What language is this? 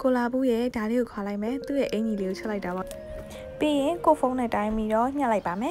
Thai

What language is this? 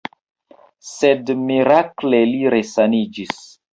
Esperanto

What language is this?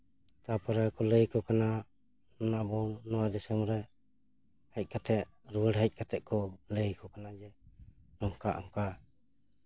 Santali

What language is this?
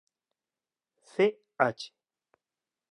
Galician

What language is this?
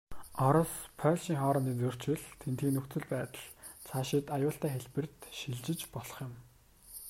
Mongolian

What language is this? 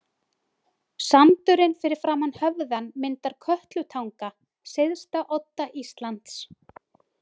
Icelandic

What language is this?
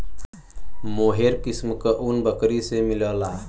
Bhojpuri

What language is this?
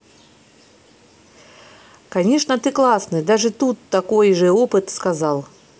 Russian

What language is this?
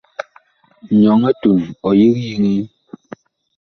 Bakoko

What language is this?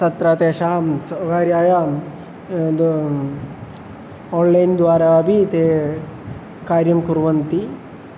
Sanskrit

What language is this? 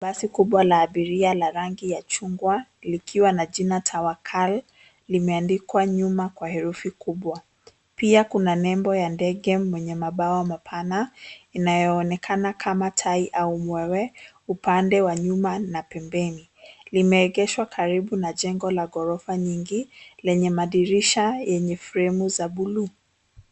Swahili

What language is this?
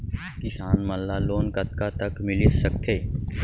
Chhattisgarhi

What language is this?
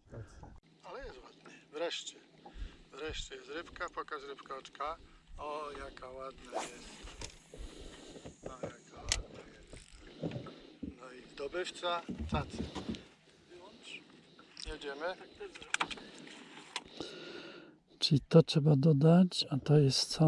Polish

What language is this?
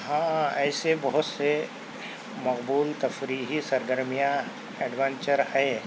Urdu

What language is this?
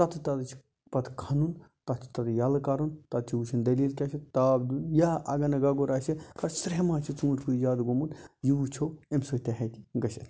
Kashmiri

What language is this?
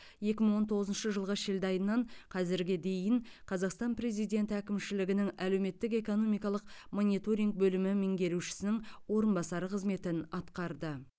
Kazakh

